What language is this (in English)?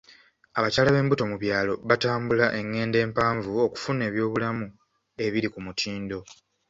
Ganda